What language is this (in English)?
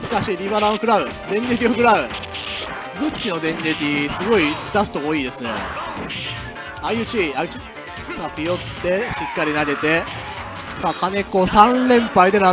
Japanese